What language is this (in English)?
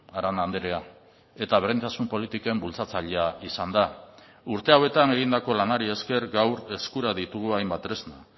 Basque